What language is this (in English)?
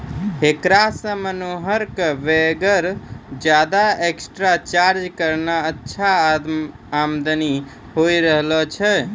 Maithili